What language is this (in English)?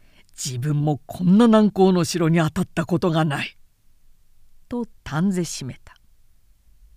Japanese